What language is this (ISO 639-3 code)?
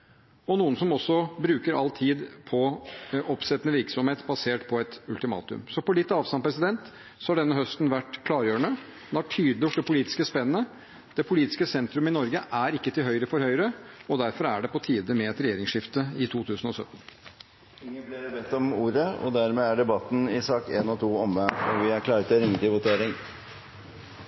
nob